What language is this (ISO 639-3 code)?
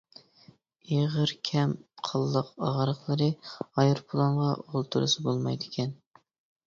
uig